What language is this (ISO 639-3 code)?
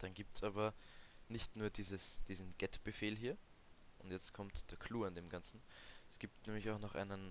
deu